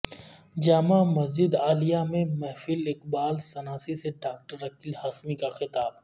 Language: Urdu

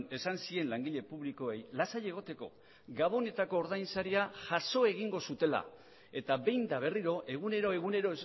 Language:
Basque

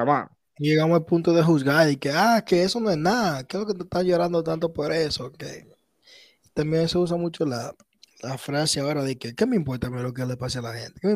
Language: Spanish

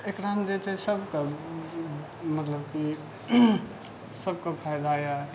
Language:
Maithili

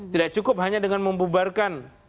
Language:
Indonesian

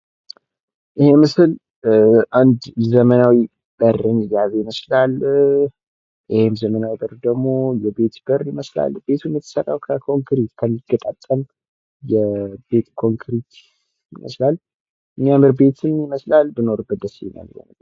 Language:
Amharic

